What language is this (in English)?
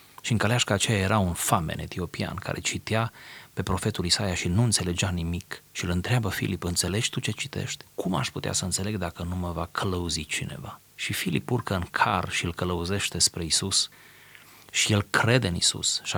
Romanian